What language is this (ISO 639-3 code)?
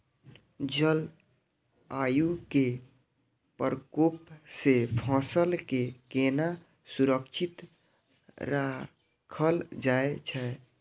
mai